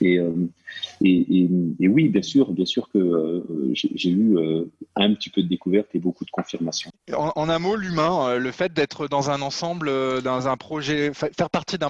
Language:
French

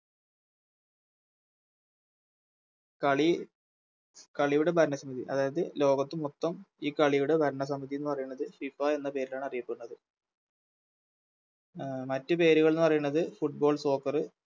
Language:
Malayalam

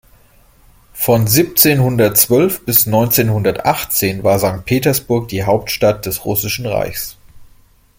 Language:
German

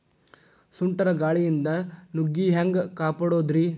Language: Kannada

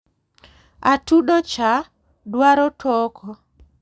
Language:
Luo (Kenya and Tanzania)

